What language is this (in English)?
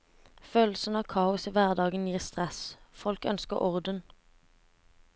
Norwegian